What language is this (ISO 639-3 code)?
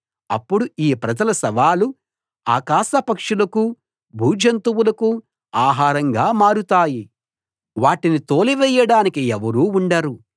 tel